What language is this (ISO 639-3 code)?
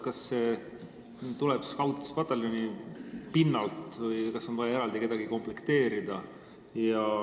est